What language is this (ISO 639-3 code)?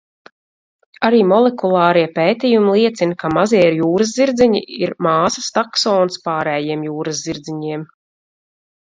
lav